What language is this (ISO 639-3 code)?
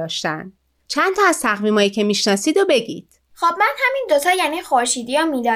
fas